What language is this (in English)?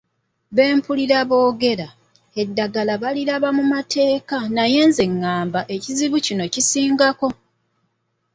Ganda